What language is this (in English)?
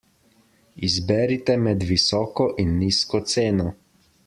Slovenian